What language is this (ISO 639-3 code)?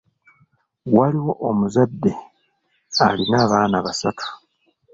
lug